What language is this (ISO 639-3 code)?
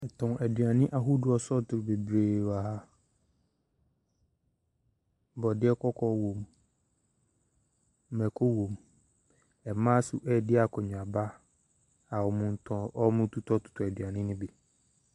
aka